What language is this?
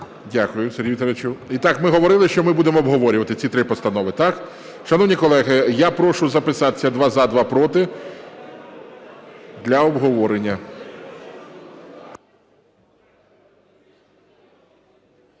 Ukrainian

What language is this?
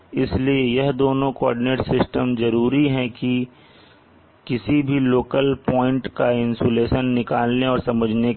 Hindi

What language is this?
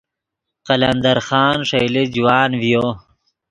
Yidgha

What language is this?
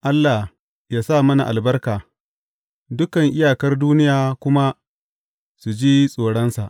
Hausa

